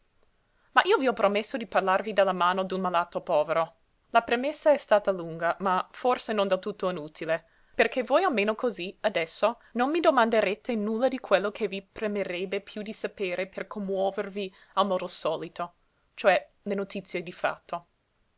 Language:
Italian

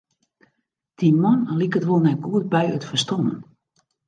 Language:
Western Frisian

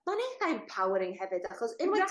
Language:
Welsh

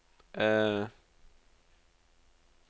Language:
Norwegian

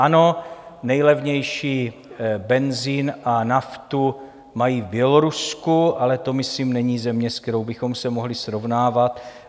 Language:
Czech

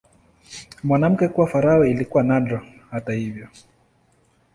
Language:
Swahili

